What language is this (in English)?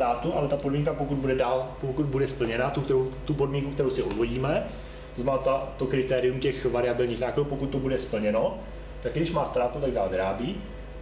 Czech